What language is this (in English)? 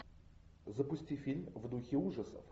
Russian